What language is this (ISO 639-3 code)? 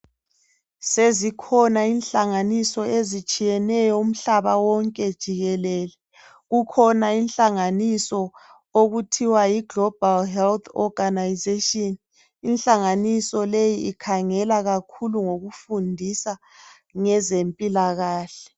nde